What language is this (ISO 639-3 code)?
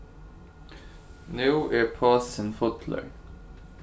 fao